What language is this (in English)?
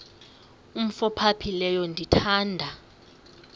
Xhosa